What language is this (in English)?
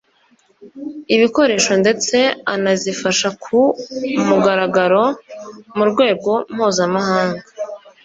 Kinyarwanda